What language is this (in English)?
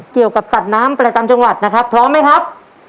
Thai